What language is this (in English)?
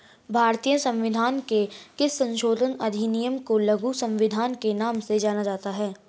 Hindi